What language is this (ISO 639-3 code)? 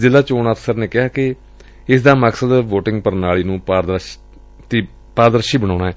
pan